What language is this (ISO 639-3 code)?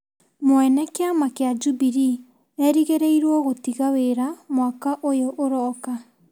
kik